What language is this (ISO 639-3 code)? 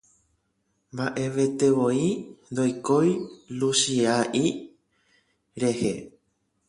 grn